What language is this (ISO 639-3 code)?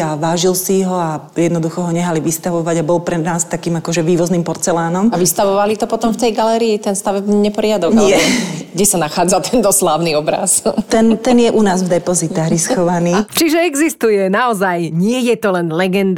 slk